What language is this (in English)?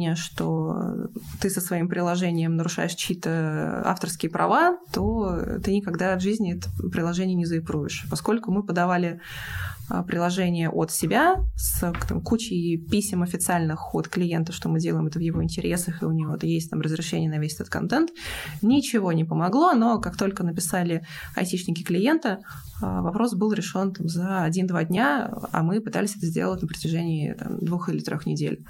Russian